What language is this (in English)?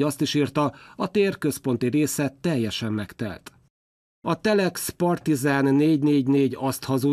Hungarian